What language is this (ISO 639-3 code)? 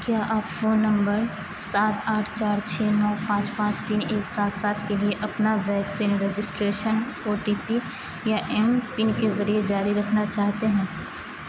urd